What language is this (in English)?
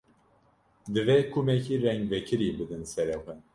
Kurdish